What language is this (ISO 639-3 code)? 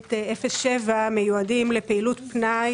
heb